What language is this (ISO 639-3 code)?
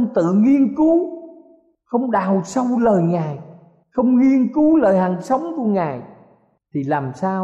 vie